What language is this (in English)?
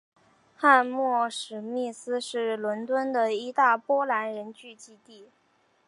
Chinese